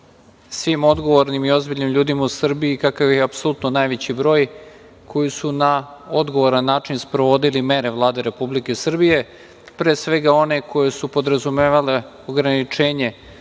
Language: Serbian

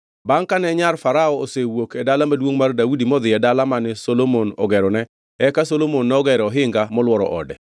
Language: Luo (Kenya and Tanzania)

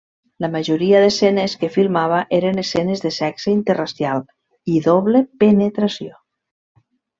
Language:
Catalan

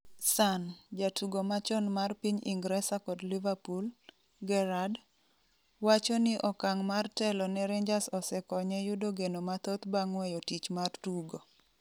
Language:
Luo (Kenya and Tanzania)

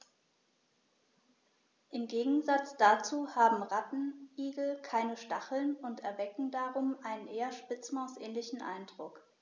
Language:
German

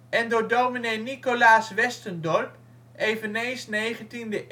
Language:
Dutch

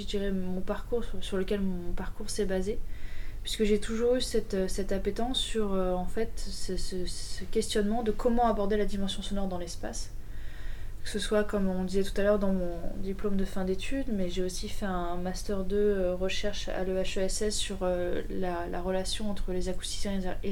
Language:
French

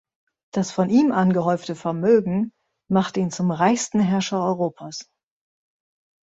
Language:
German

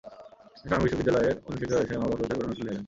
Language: Bangla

